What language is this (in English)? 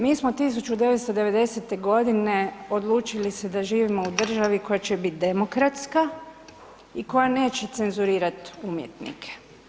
Croatian